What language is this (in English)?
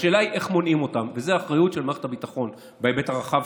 Hebrew